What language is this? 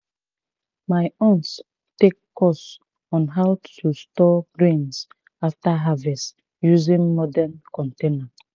Nigerian Pidgin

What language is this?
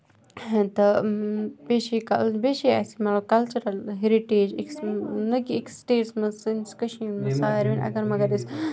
Kashmiri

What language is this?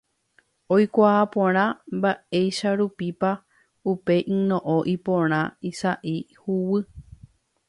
Guarani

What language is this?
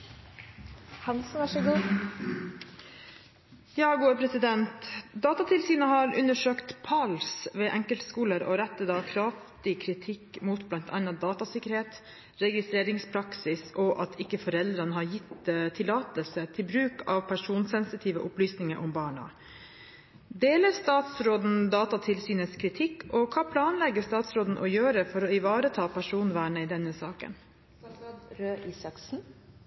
Norwegian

